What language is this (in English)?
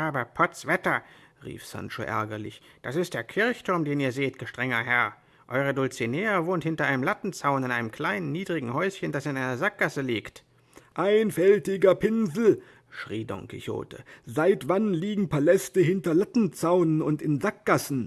German